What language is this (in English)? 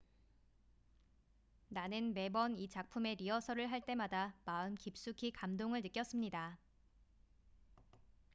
Korean